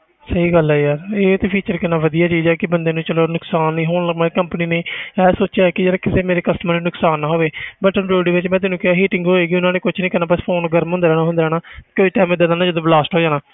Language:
Punjabi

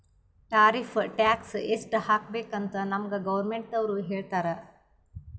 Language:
Kannada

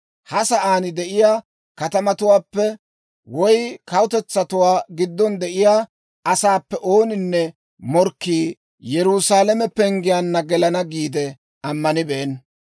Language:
Dawro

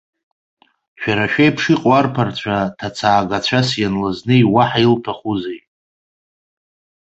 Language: Abkhazian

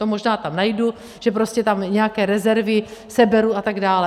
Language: Czech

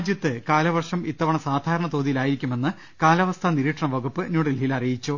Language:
Malayalam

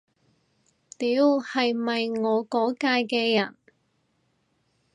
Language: Cantonese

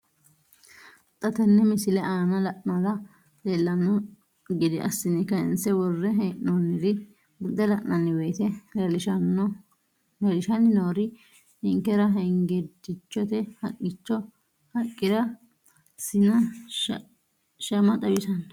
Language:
Sidamo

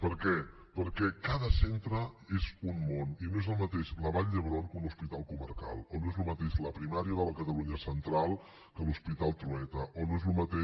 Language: Catalan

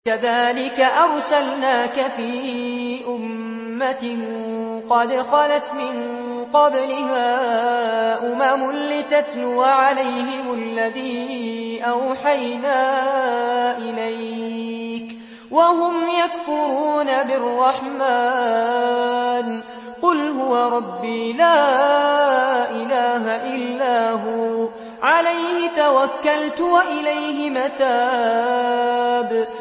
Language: Arabic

